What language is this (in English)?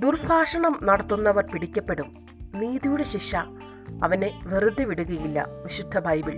Malayalam